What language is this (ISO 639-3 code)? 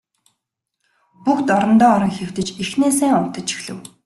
mon